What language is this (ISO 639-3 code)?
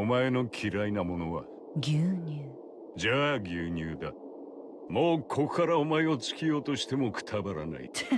jpn